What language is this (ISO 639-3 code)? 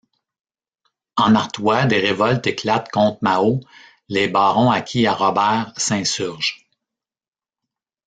fra